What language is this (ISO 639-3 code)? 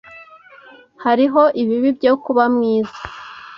kin